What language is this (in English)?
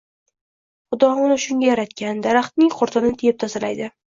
Uzbek